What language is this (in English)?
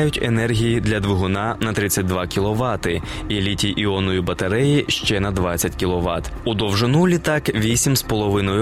Ukrainian